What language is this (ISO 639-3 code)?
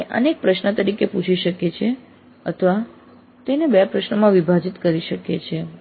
guj